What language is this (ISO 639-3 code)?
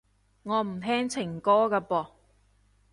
yue